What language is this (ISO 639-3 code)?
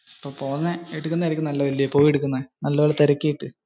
mal